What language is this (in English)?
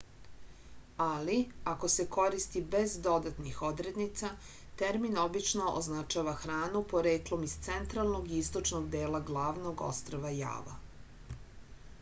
Serbian